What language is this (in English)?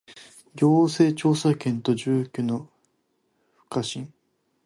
Japanese